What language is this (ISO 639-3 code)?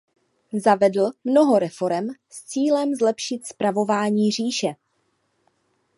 ces